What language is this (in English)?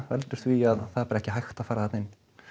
Icelandic